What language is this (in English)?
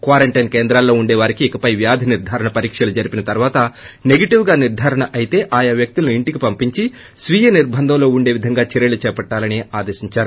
Telugu